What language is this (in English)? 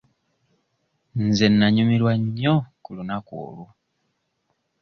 Ganda